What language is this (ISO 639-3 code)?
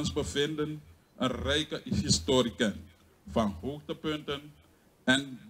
nld